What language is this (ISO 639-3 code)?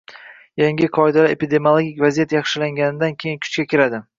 uzb